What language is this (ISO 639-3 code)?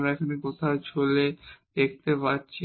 ben